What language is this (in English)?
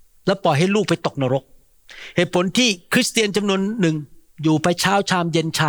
Thai